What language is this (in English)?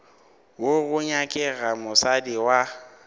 Northern Sotho